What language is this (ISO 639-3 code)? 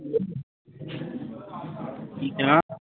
pan